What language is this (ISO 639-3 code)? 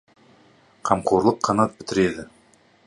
kaz